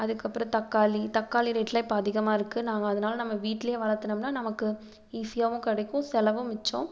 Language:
Tamil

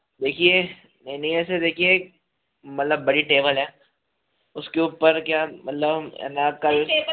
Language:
Hindi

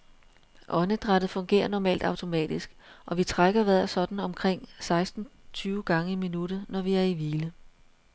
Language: Danish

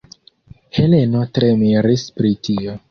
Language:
Esperanto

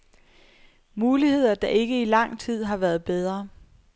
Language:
Danish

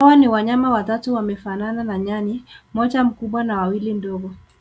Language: Swahili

